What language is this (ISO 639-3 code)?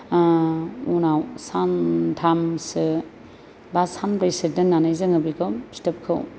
brx